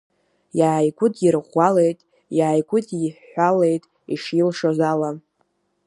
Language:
Abkhazian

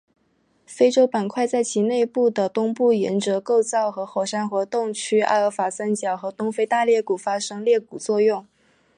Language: Chinese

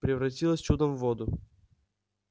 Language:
Russian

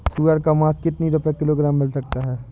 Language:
Hindi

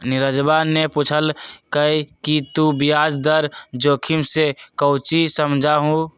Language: Magahi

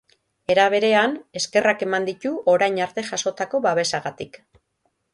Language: Basque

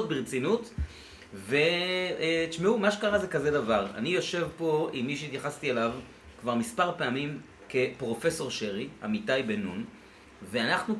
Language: Hebrew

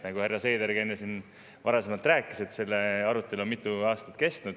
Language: Estonian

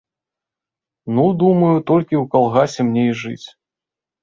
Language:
Belarusian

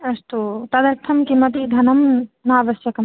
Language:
Sanskrit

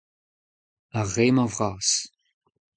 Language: Breton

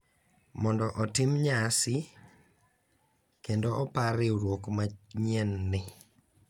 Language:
Luo (Kenya and Tanzania)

